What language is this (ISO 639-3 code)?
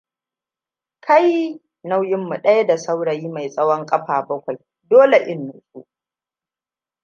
hau